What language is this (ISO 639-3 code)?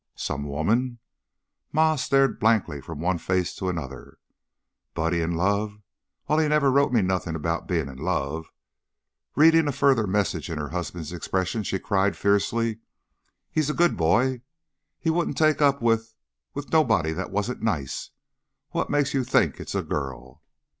eng